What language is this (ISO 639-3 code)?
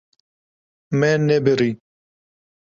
kur